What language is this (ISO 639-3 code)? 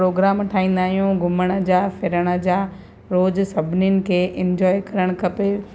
snd